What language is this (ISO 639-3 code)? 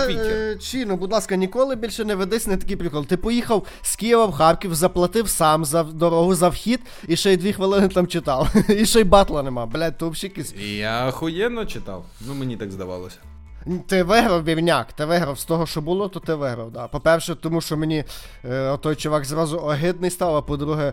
ukr